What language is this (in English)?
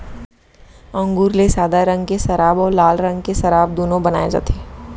Chhattisgarhi